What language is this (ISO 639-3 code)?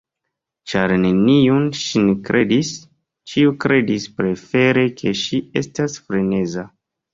epo